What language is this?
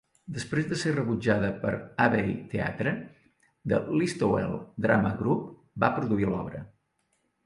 Catalan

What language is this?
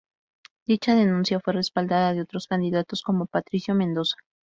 Spanish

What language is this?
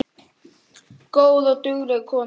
Icelandic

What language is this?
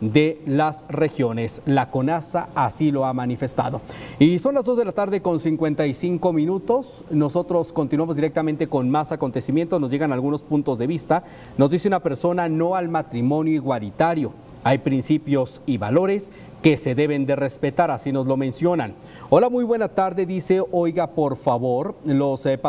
Spanish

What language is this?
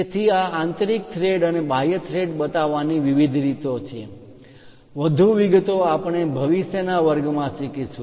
Gujarati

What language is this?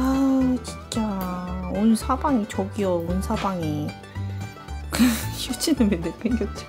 Korean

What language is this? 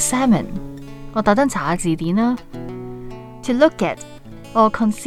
Chinese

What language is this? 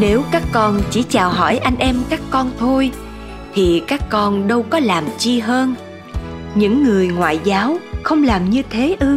Vietnamese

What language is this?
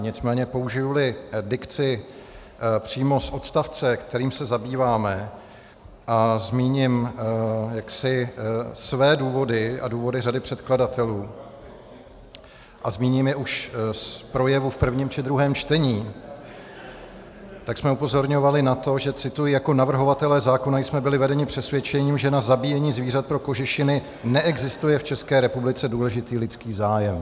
Czech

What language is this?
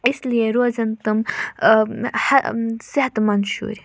Kashmiri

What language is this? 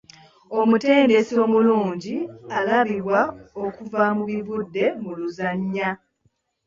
Ganda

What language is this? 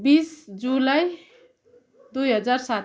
Nepali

